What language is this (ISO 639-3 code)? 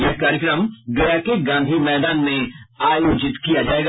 hin